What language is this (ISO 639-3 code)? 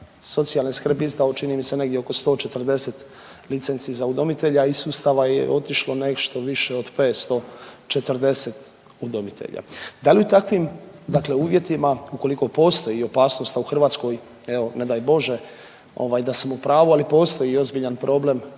hrv